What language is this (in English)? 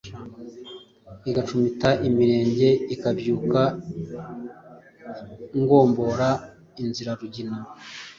Kinyarwanda